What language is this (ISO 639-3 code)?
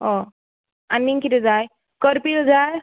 kok